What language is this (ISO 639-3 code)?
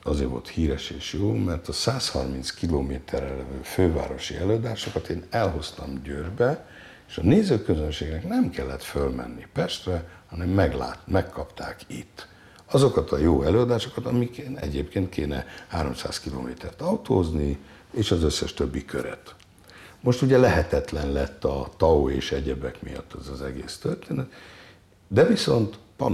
hun